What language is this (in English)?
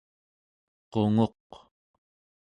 Central Yupik